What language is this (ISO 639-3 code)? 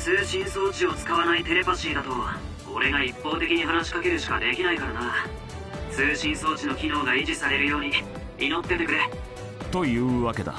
jpn